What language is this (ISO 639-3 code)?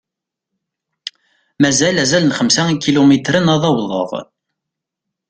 kab